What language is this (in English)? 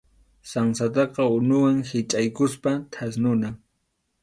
Arequipa-La Unión Quechua